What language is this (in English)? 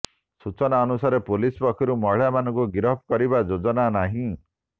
Odia